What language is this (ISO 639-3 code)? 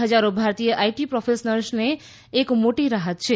guj